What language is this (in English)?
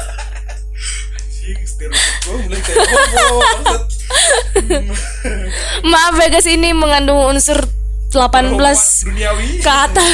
Indonesian